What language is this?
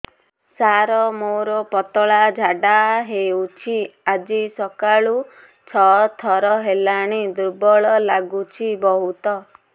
Odia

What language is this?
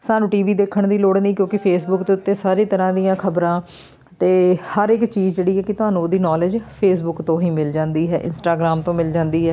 Punjabi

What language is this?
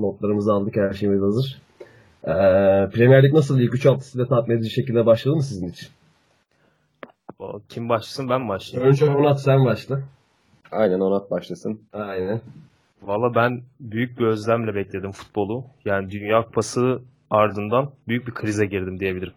Turkish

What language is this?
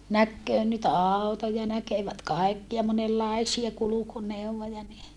Finnish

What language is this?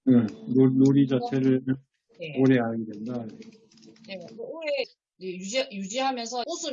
Korean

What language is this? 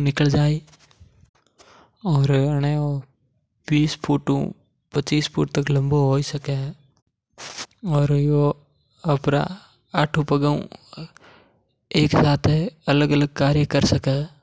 Mewari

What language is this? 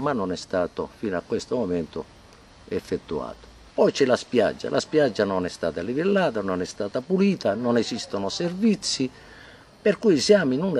Italian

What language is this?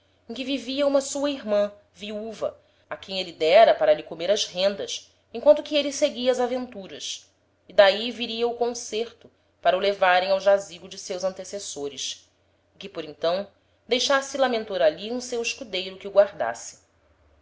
Portuguese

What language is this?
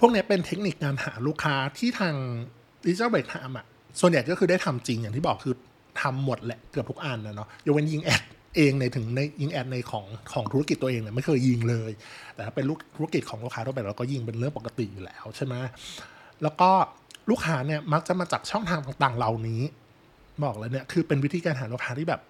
Thai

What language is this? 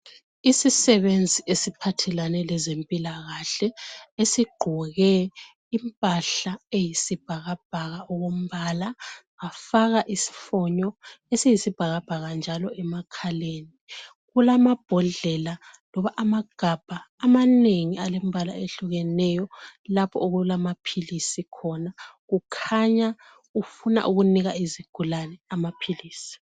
North Ndebele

